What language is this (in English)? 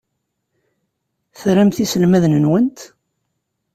Kabyle